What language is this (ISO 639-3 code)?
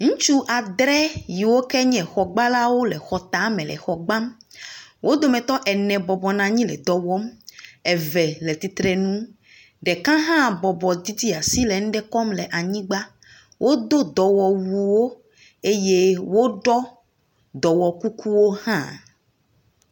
ewe